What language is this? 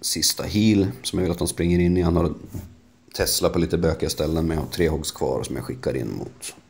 Swedish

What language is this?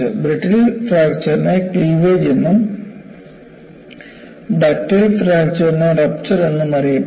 Malayalam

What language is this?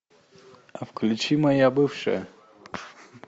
Russian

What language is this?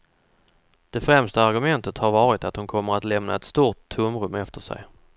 Swedish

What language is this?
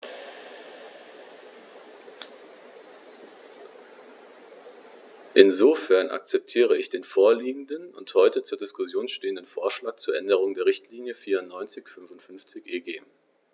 German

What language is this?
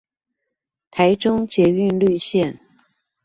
Chinese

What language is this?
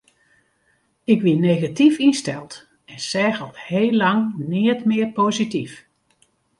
Western Frisian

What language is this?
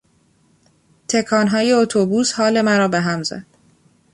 Persian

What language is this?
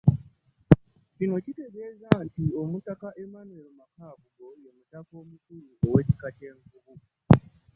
Ganda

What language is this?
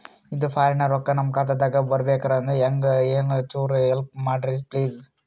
Kannada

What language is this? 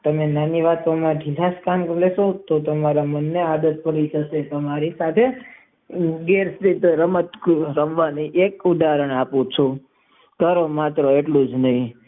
Gujarati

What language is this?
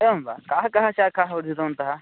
Sanskrit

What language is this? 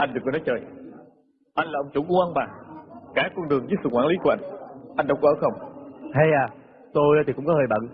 Vietnamese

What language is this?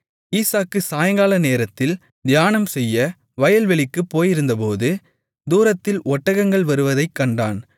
Tamil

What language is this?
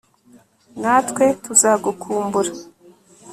Kinyarwanda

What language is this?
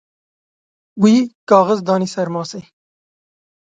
Kurdish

